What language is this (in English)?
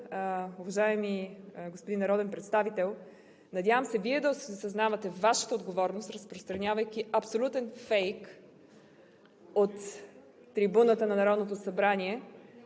Bulgarian